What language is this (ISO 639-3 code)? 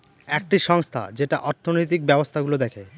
ben